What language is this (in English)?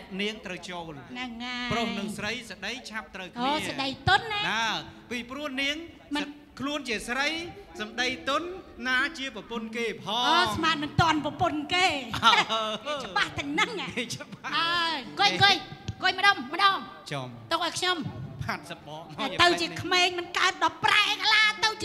Thai